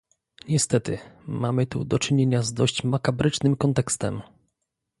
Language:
Polish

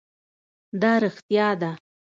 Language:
Pashto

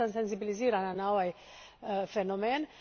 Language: Croatian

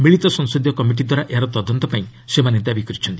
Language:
Odia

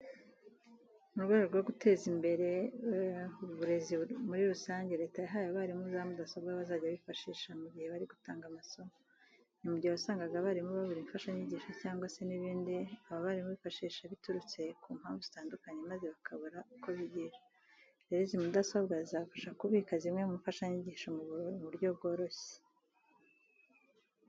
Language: Kinyarwanda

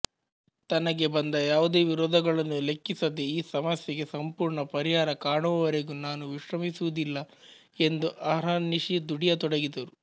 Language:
Kannada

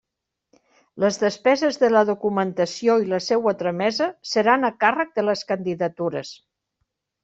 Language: Catalan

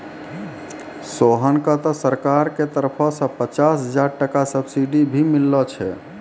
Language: Maithili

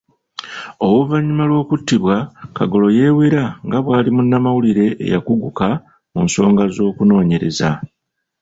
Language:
Ganda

